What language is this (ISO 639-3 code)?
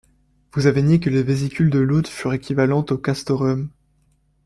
fra